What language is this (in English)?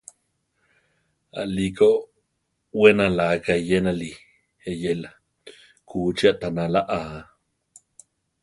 Central Tarahumara